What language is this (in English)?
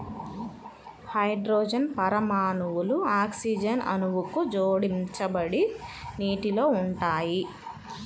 Telugu